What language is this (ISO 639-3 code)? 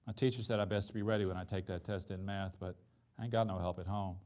eng